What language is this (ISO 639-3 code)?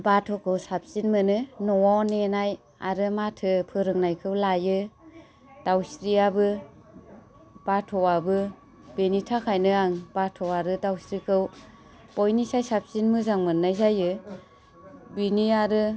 brx